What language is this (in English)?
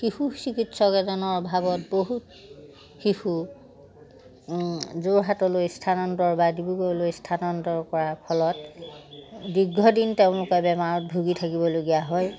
Assamese